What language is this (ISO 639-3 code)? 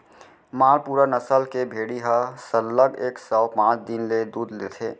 hne